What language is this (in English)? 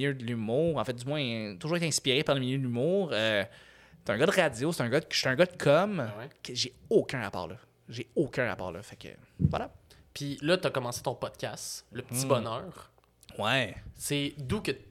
French